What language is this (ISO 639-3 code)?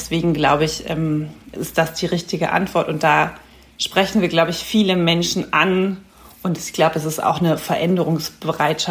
deu